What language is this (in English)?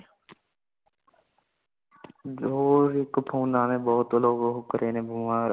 Punjabi